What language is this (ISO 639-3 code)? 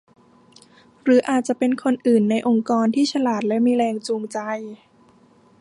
tha